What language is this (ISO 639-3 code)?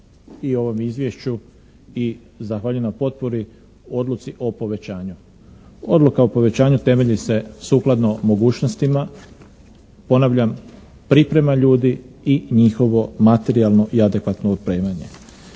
hrv